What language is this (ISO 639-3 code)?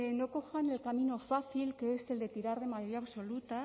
spa